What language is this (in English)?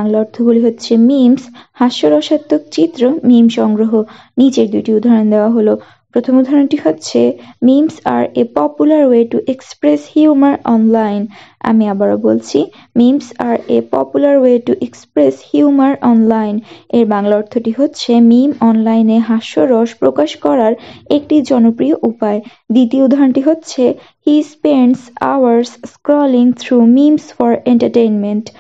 Bangla